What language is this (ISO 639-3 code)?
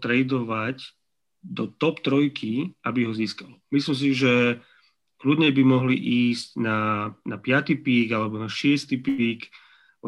slk